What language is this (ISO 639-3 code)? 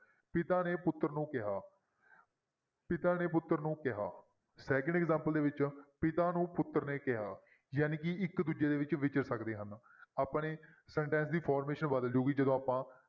pan